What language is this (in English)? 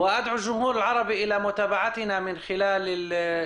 Hebrew